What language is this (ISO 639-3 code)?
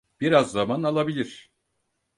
tur